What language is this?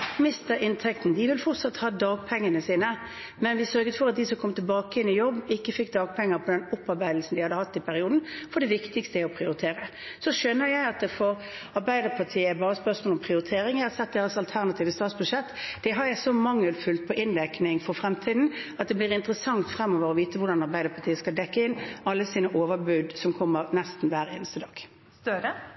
Norwegian Bokmål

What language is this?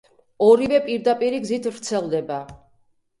Georgian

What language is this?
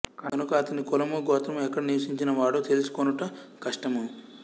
Telugu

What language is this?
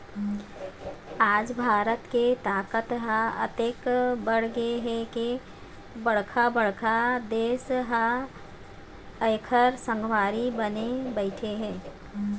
Chhattisgarhi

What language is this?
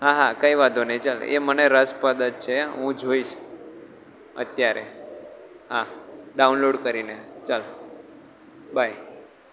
Gujarati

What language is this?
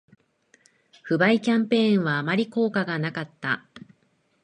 Japanese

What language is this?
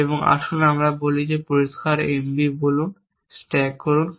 Bangla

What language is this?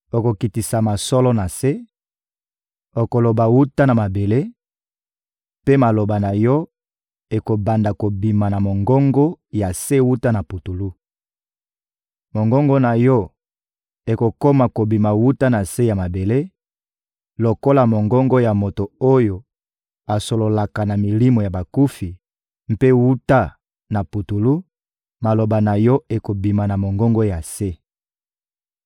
Lingala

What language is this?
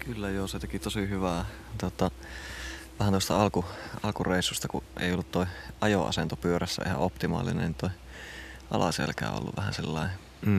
Finnish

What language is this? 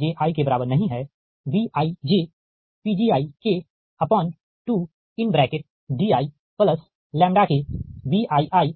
Hindi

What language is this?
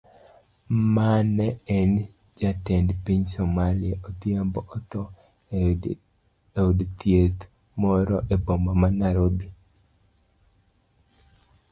Luo (Kenya and Tanzania)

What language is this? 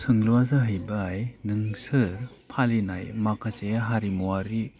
Bodo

